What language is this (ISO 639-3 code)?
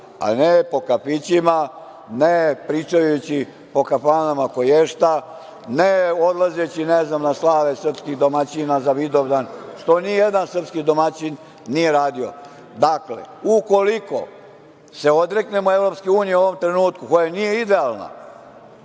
srp